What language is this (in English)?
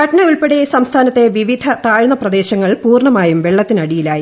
Malayalam